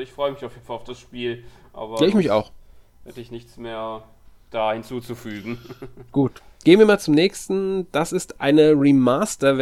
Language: German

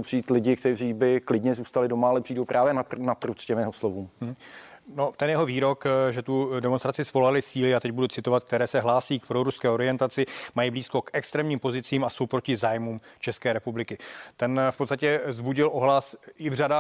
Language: Czech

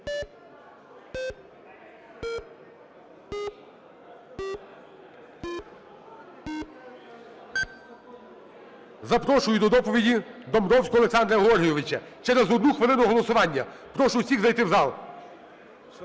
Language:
Ukrainian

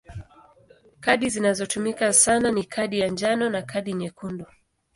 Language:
Swahili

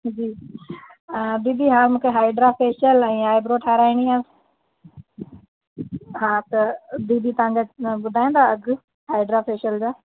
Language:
Sindhi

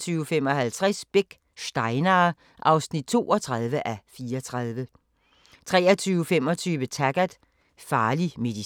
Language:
Danish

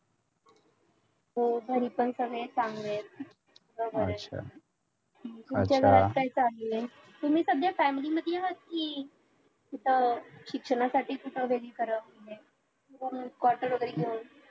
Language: Marathi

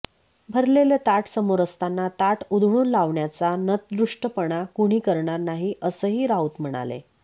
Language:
Marathi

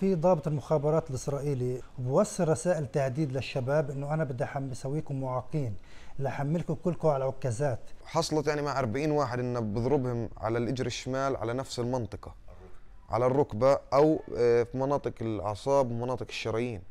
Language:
Arabic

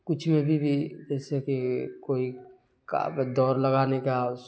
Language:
Urdu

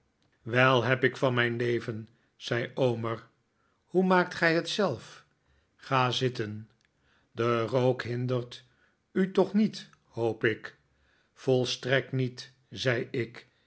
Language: Dutch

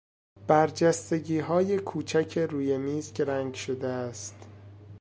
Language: Persian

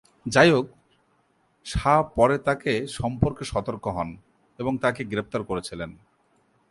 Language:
Bangla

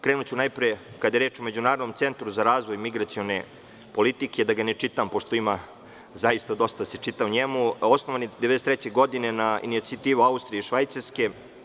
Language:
Serbian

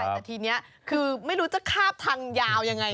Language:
Thai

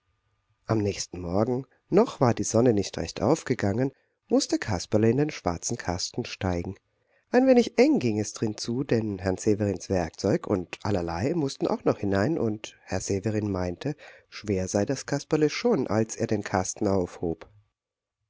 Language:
German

